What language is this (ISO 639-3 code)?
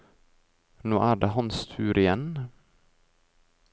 nor